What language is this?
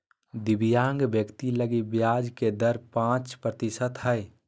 Magahi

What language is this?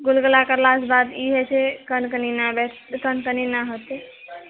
Maithili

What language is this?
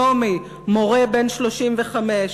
Hebrew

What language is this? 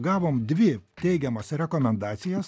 Lithuanian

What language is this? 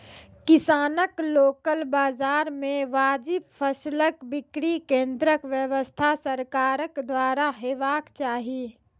Maithili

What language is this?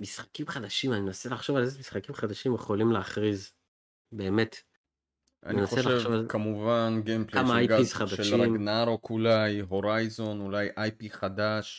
Hebrew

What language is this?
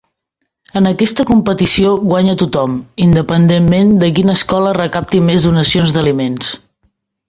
Catalan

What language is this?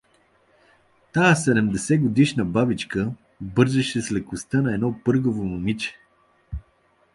Bulgarian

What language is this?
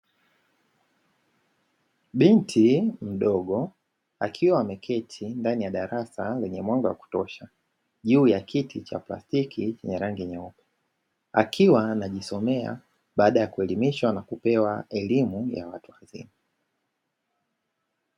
Swahili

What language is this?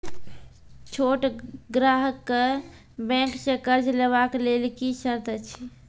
Maithili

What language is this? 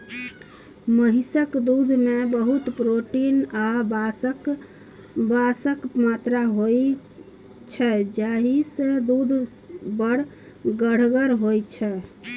Maithili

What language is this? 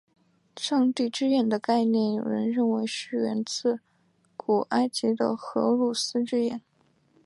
Chinese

